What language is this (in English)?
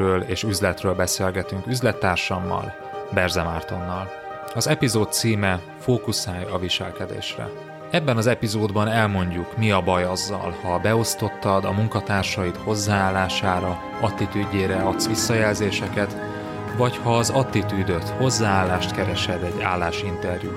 Hungarian